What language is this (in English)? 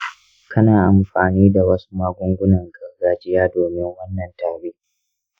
Hausa